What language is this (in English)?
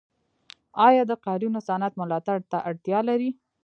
Pashto